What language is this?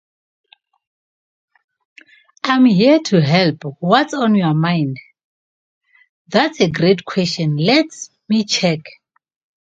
English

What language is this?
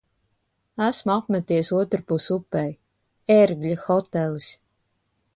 Latvian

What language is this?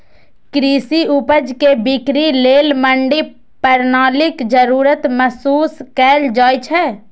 Maithili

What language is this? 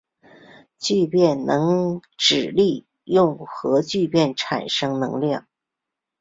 Chinese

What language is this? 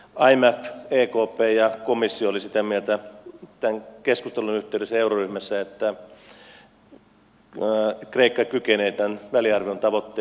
Finnish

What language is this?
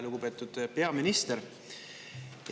Estonian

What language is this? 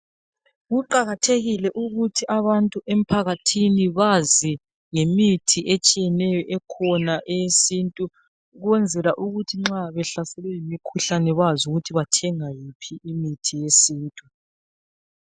North Ndebele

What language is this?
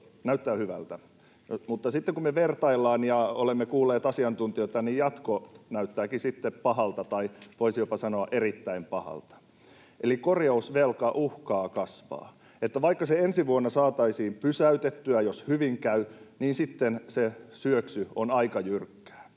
Finnish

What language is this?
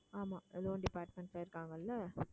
Tamil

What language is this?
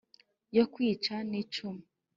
Kinyarwanda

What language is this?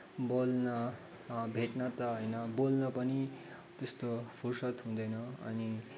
Nepali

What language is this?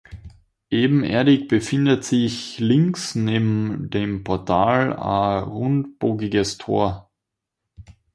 German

